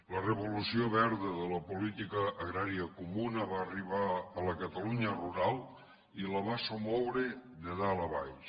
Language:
Catalan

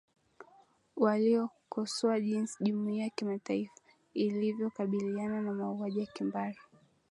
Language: Swahili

